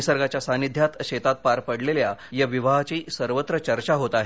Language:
Marathi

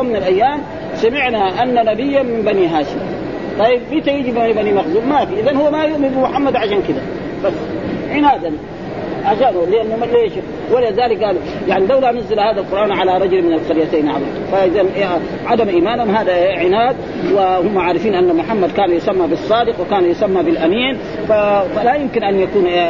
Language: Arabic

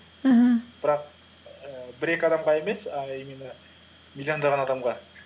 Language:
Kazakh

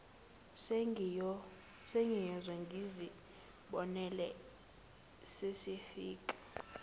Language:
Zulu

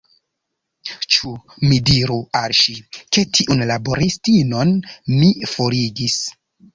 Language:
Esperanto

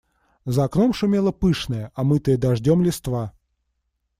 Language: Russian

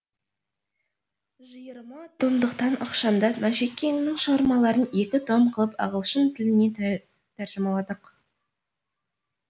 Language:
Kazakh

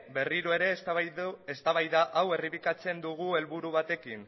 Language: Basque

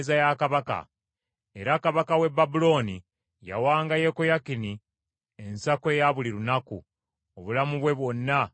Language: Ganda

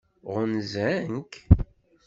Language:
Kabyle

